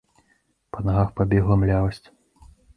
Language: Belarusian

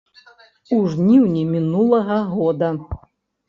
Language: Belarusian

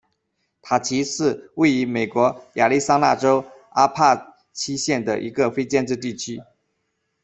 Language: Chinese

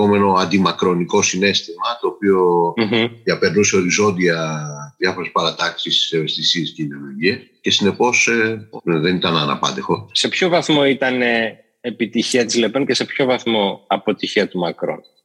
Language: Greek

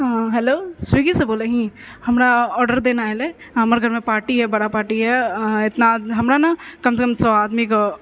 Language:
Maithili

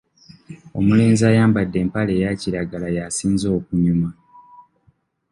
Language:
Ganda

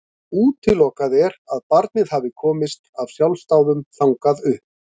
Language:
Icelandic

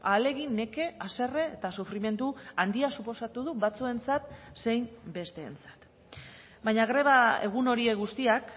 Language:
Basque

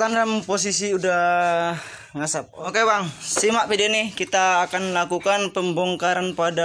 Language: Indonesian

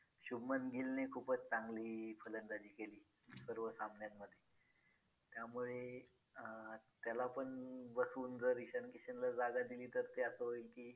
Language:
Marathi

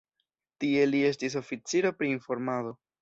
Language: Esperanto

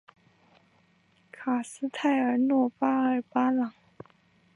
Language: Chinese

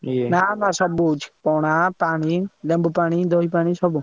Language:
Odia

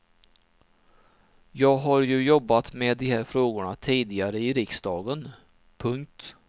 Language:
Swedish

